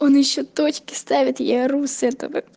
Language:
Russian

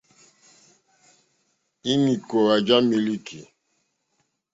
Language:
Mokpwe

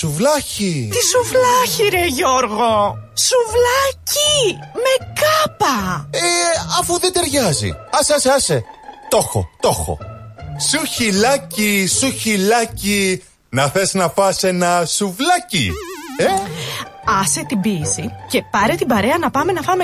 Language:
Greek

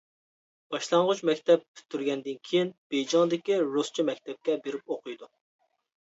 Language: Uyghur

